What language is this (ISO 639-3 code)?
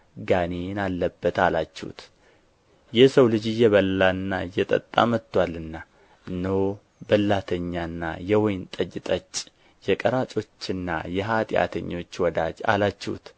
amh